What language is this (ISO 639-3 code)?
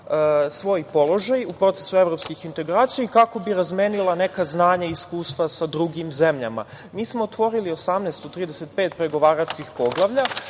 srp